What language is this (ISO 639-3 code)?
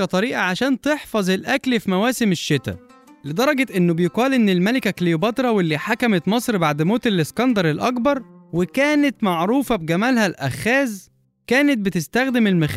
ara